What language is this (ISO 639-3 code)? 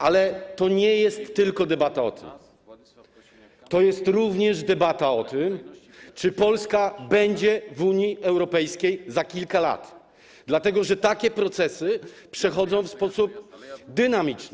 pol